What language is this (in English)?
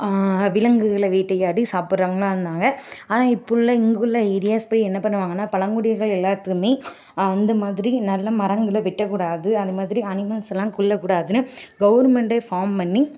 Tamil